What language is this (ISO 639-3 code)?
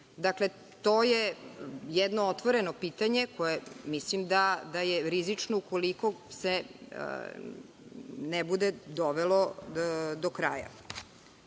srp